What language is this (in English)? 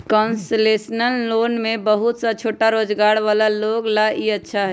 Magahi